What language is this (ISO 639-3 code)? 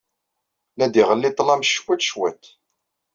kab